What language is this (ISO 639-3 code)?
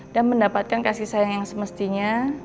ind